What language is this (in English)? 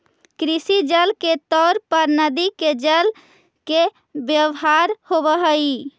Magahi